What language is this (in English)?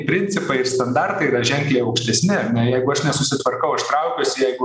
Lithuanian